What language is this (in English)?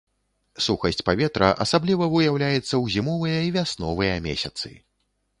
Belarusian